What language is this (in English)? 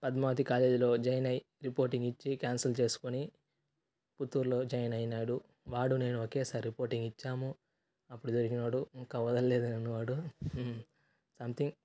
Telugu